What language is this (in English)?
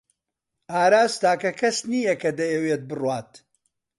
Central Kurdish